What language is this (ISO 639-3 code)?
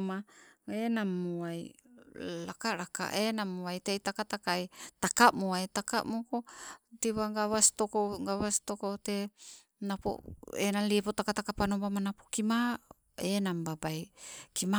nco